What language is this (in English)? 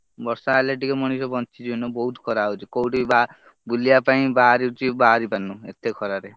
Odia